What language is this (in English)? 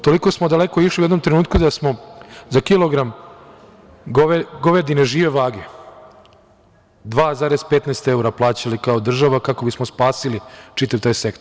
Serbian